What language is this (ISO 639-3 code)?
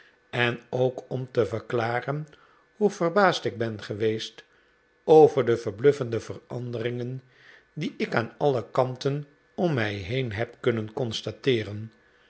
nld